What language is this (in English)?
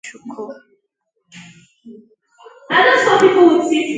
Igbo